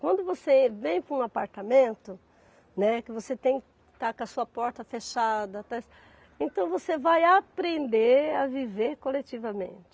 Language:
Portuguese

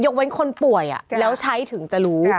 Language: Thai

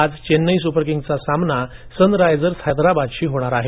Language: Marathi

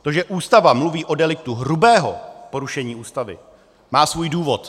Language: Czech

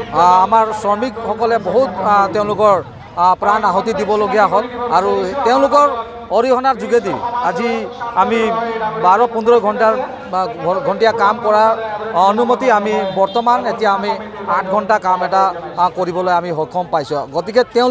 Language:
Indonesian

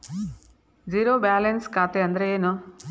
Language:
Kannada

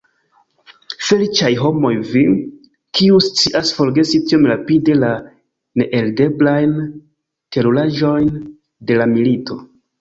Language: Esperanto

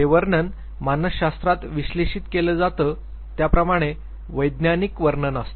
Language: Marathi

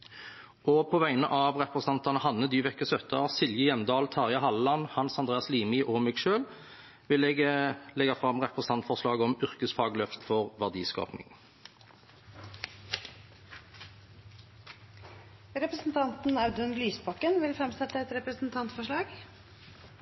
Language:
Norwegian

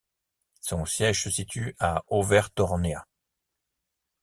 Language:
French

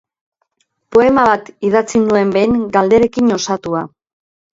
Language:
Basque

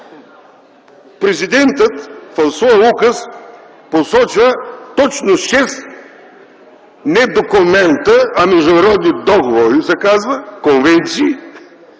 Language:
Bulgarian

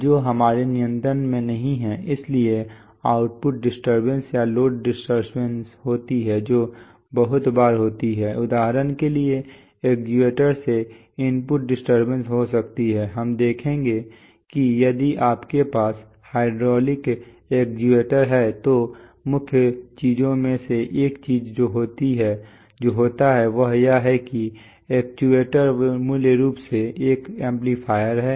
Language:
Hindi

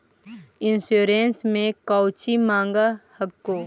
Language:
Magahi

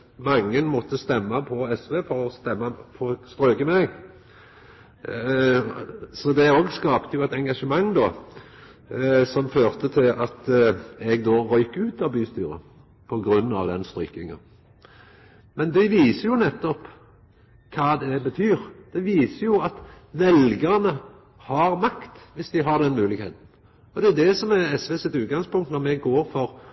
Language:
Norwegian Nynorsk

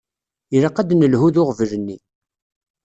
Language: Kabyle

